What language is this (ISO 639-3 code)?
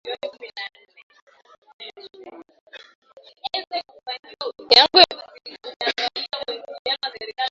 swa